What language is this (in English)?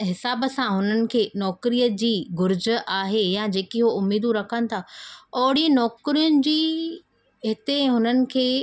Sindhi